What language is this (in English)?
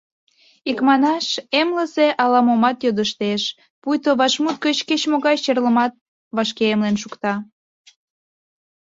Mari